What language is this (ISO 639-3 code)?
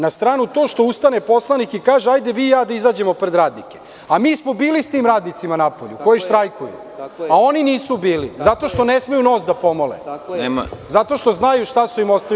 srp